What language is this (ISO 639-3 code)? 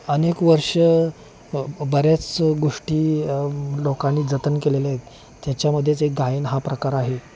mar